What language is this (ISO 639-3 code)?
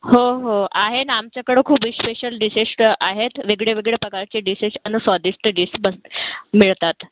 mar